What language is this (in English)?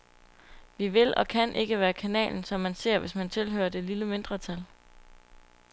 Danish